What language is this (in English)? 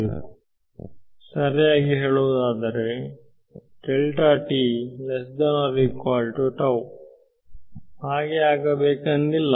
Kannada